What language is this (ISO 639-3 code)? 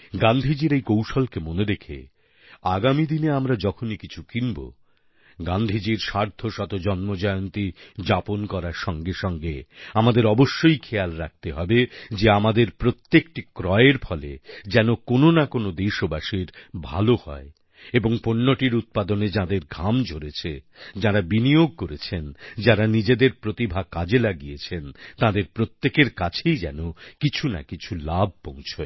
ben